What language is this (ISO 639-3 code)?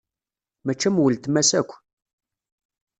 kab